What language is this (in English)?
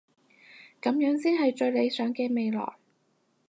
Cantonese